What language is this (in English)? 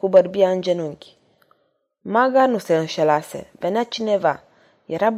Romanian